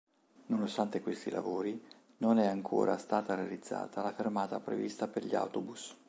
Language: Italian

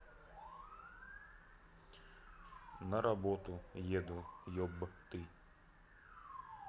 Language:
Russian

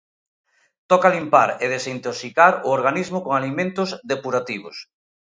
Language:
Galician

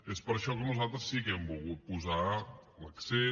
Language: Catalan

